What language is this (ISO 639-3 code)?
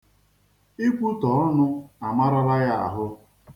ibo